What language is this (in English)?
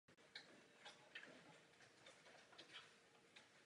Czech